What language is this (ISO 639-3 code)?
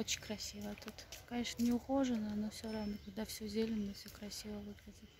rus